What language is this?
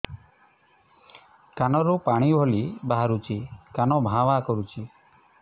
Odia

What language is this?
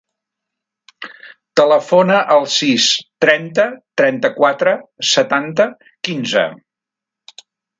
Catalan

